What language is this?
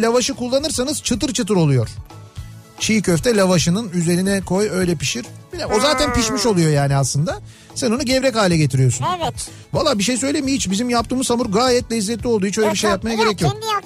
Turkish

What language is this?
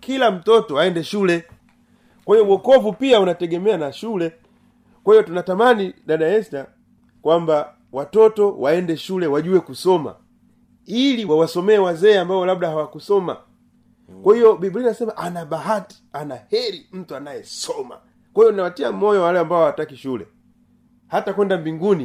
Swahili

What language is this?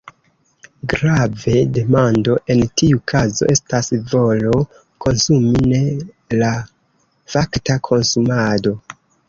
Esperanto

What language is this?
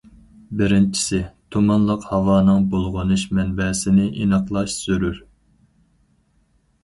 Uyghur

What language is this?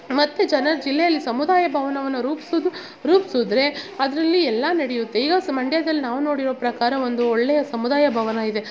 Kannada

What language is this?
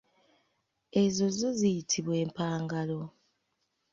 Ganda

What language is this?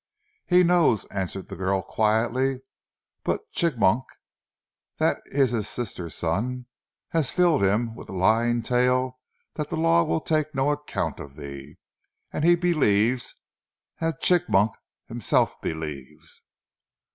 English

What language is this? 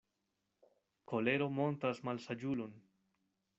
Esperanto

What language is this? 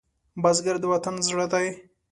Pashto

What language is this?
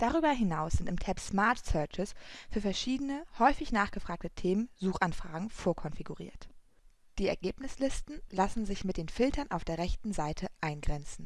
German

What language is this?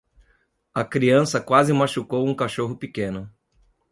Portuguese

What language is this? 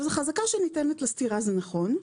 Hebrew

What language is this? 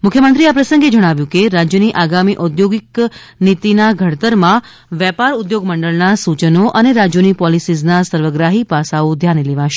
Gujarati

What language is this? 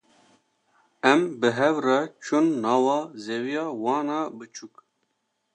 Kurdish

